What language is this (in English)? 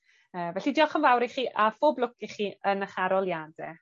Welsh